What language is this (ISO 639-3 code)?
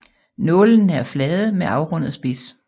dan